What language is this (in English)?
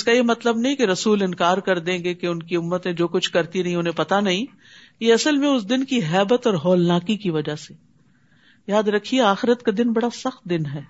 Urdu